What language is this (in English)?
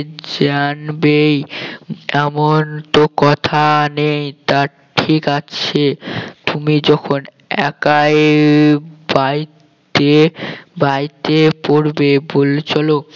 Bangla